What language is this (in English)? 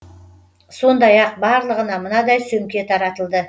Kazakh